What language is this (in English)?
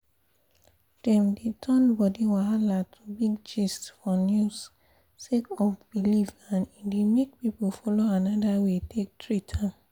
Nigerian Pidgin